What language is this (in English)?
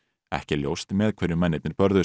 Icelandic